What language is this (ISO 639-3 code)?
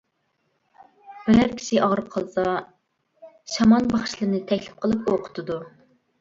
uig